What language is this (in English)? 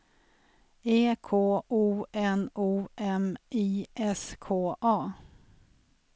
Swedish